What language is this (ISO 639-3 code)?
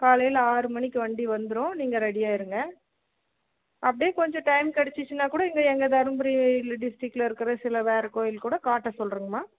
tam